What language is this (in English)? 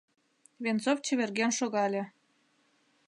Mari